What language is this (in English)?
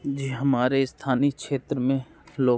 Hindi